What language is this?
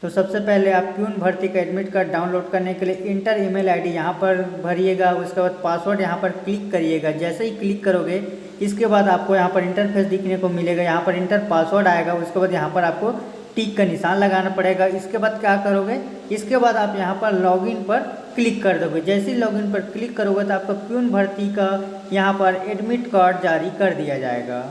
Hindi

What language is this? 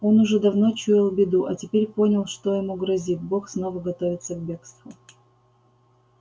Russian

